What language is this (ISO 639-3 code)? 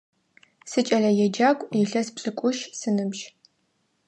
ady